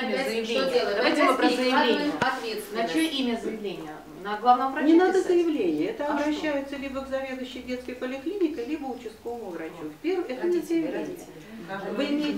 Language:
Russian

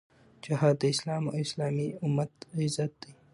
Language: Pashto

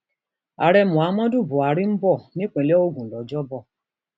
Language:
Yoruba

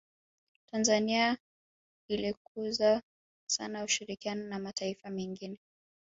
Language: Swahili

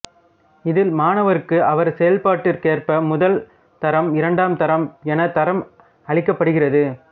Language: Tamil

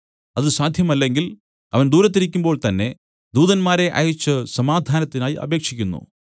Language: Malayalam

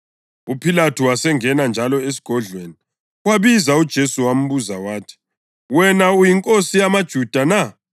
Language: North Ndebele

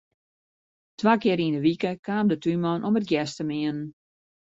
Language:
Western Frisian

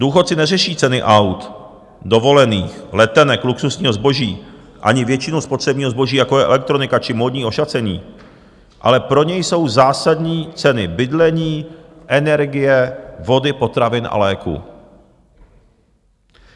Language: Czech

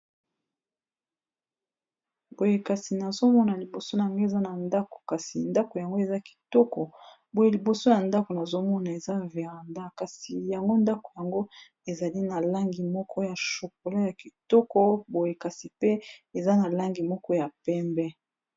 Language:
Lingala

